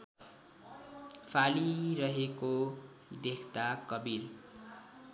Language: Nepali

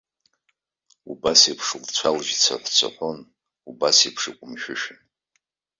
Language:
Abkhazian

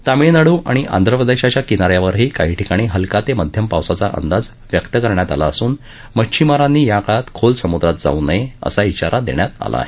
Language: Marathi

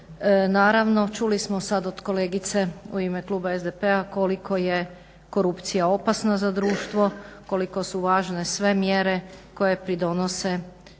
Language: Croatian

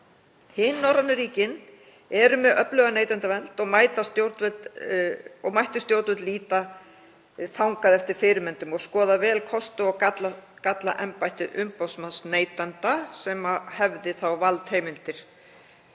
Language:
Icelandic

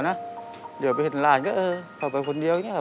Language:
Thai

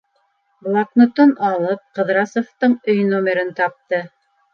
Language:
Bashkir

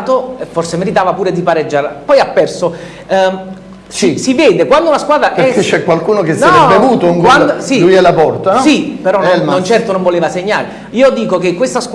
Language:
Italian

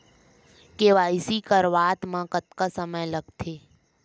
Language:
Chhattisgarhi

